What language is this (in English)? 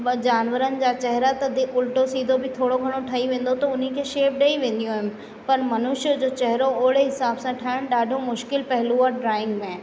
Sindhi